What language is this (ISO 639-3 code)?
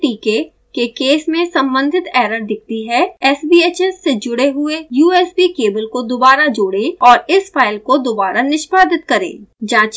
hin